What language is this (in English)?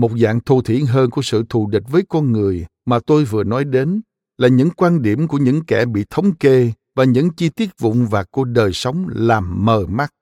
Vietnamese